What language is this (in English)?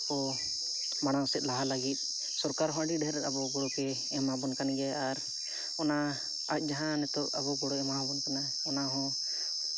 Santali